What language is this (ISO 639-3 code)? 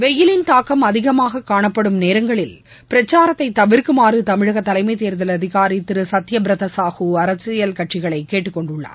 tam